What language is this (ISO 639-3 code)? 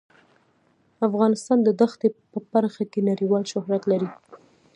pus